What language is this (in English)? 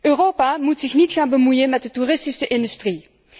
Dutch